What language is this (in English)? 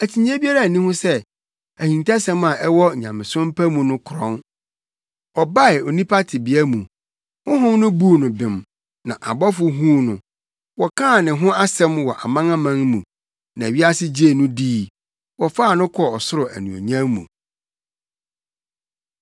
Akan